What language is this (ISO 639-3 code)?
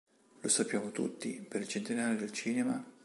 ita